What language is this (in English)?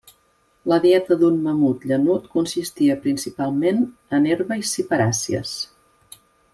Catalan